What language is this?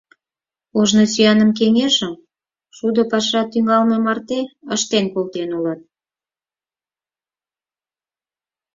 Mari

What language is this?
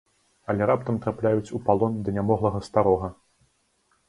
Belarusian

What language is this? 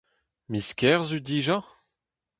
Breton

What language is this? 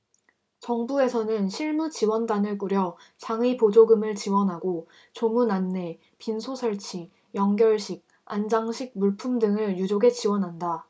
Korean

